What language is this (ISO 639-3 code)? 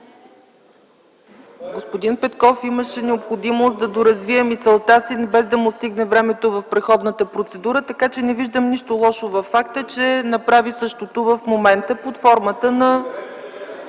bul